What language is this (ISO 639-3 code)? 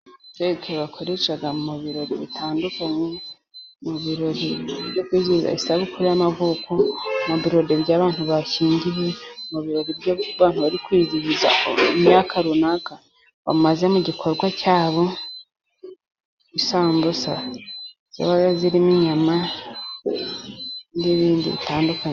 kin